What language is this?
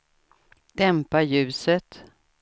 Swedish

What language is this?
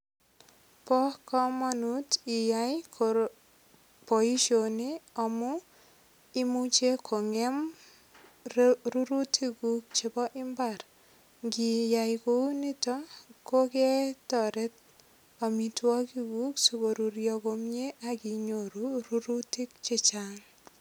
Kalenjin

